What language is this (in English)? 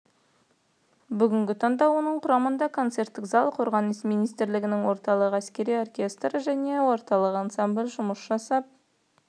Kazakh